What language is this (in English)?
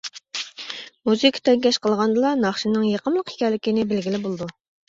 Uyghur